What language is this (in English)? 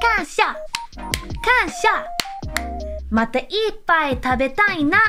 Japanese